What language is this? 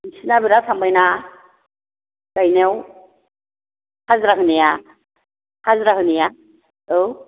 Bodo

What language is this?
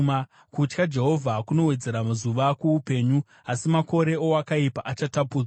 Shona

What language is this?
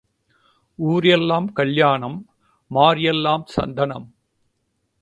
Tamil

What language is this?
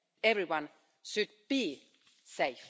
English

